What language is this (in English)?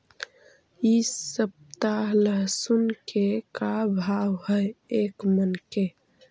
Magahi